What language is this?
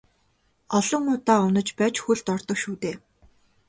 Mongolian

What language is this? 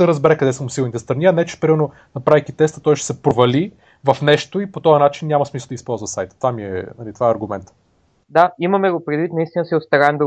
Bulgarian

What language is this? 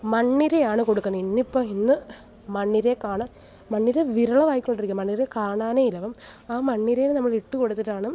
Malayalam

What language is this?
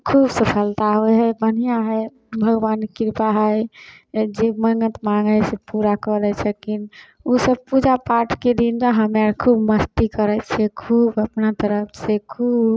Maithili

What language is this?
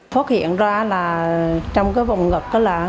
Vietnamese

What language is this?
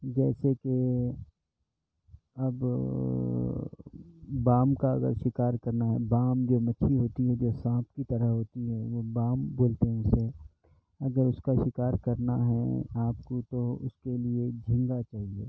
Urdu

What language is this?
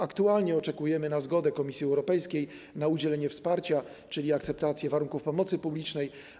Polish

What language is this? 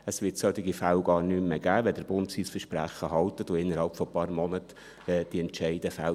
Swiss German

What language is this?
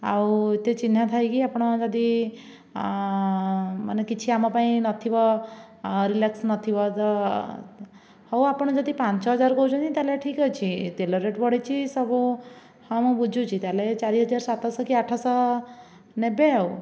Odia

